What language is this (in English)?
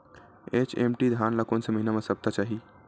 Chhattisgarhi